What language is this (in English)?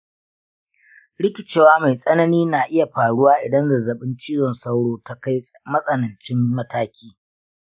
Hausa